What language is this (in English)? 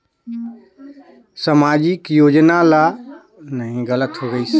Chhattisgarhi